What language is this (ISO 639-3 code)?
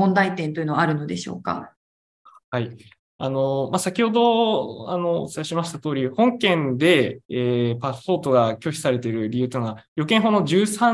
jpn